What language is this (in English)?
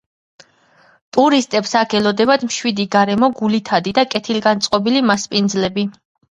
Georgian